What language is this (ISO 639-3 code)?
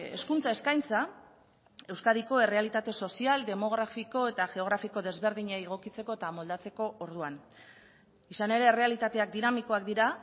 eus